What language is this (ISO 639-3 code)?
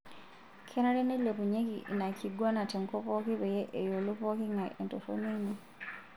mas